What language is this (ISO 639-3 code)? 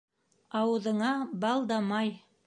bak